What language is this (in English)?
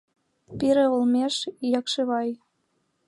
Mari